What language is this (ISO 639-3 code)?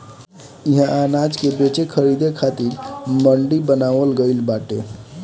bho